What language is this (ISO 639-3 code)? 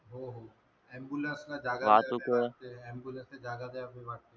mar